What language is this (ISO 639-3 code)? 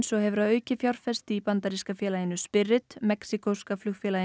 isl